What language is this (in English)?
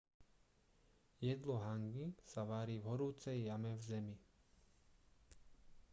Slovak